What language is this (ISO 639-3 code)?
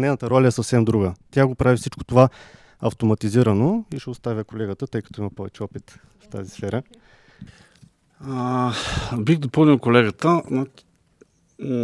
bul